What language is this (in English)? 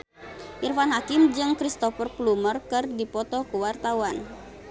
Sundanese